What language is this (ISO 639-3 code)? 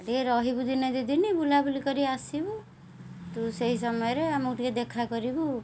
ori